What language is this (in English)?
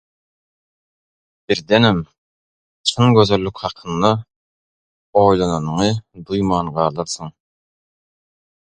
Turkmen